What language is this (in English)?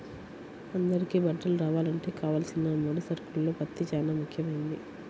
Telugu